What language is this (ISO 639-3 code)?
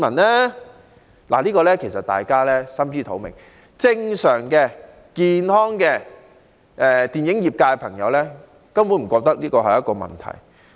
yue